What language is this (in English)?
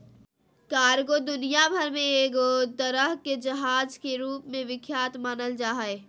Magahi